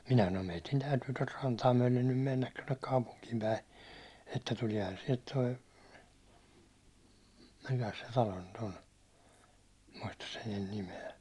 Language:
Finnish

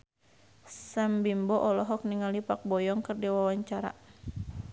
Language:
Sundanese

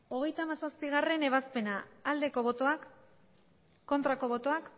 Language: Basque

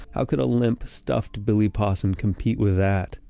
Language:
English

